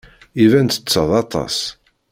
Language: Kabyle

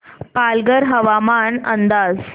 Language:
Marathi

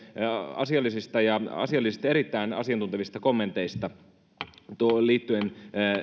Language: Finnish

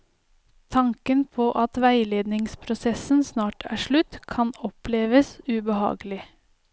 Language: Norwegian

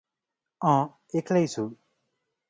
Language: Nepali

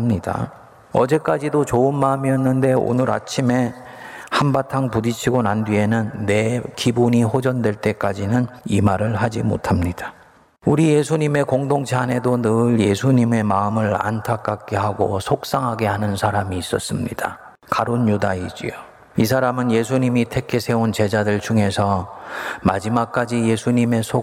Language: Korean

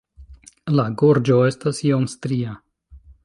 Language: Esperanto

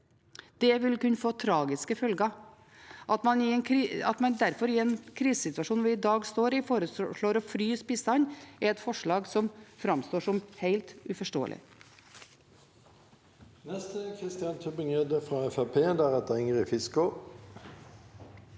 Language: Norwegian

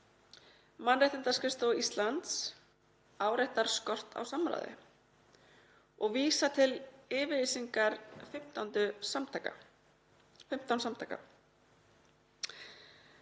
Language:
Icelandic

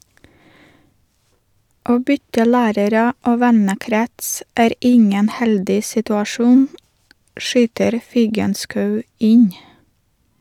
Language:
Norwegian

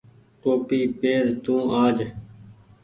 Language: Goaria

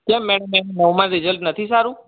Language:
Gujarati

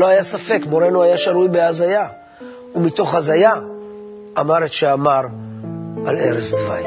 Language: Hebrew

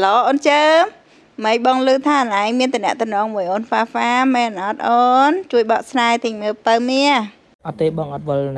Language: Vietnamese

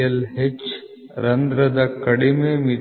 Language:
Kannada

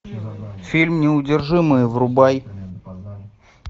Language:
Russian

